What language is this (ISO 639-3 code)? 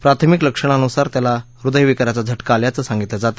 mar